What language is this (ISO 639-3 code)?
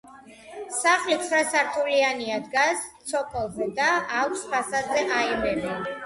kat